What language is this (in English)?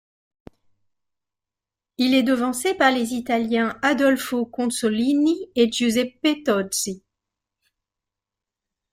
French